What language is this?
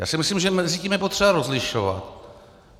Czech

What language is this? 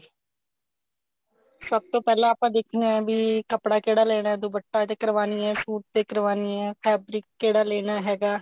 Punjabi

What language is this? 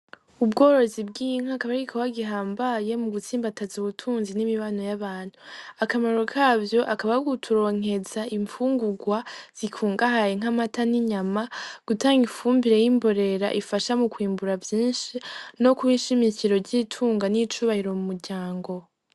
Rundi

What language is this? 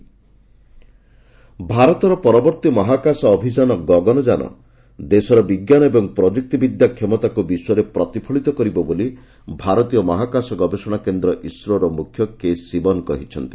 Odia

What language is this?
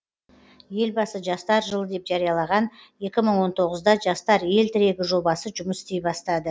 Kazakh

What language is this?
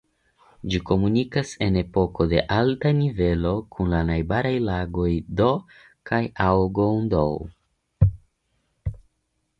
Esperanto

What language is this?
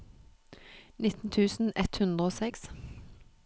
Norwegian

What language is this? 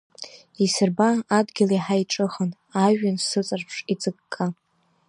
Abkhazian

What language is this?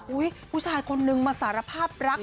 Thai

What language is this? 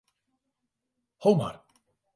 Western Frisian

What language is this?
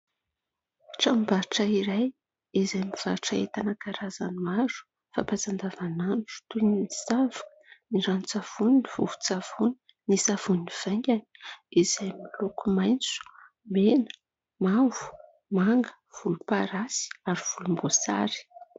Malagasy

